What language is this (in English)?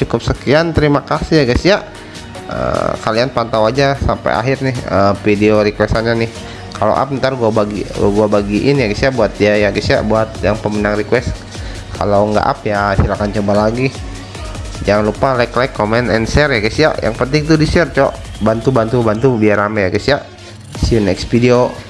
Indonesian